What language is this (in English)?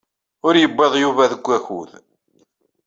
Kabyle